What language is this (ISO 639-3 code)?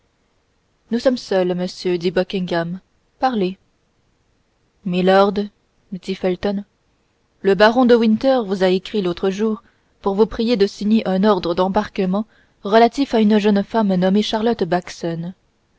fra